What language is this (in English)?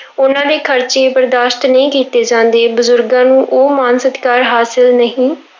Punjabi